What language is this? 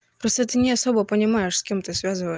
Russian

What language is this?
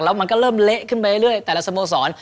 Thai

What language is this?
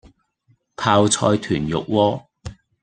Cantonese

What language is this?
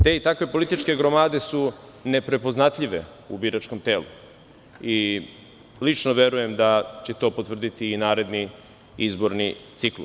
Serbian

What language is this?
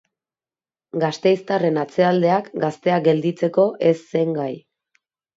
Basque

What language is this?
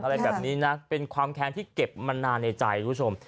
Thai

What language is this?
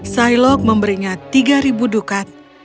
Indonesian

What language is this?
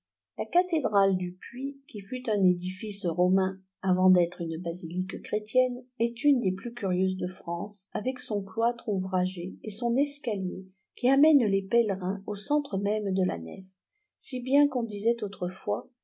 French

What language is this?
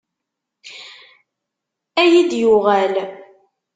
Kabyle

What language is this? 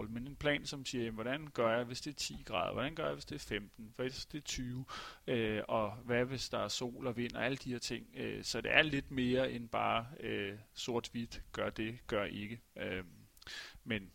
Danish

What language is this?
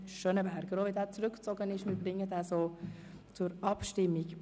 Swiss German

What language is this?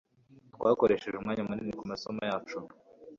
Kinyarwanda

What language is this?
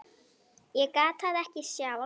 Icelandic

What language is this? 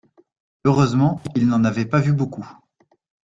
French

